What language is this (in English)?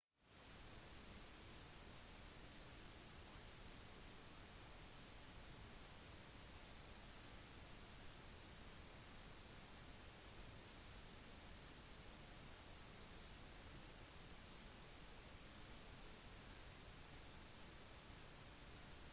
Norwegian Bokmål